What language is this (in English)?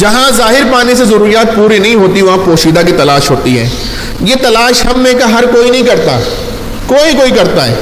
Urdu